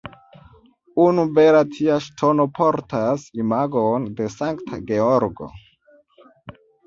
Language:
Esperanto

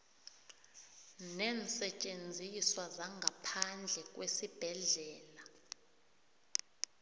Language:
South Ndebele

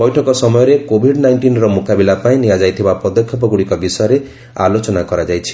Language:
Odia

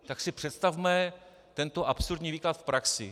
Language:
Czech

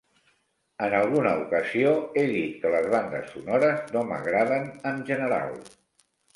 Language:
Catalan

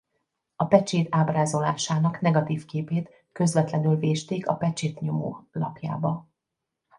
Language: Hungarian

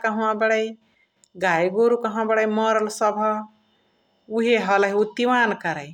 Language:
Chitwania Tharu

